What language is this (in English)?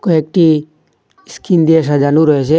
Bangla